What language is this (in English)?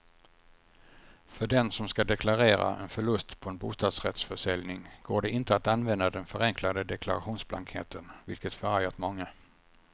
Swedish